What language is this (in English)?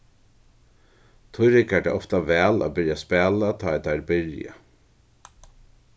Faroese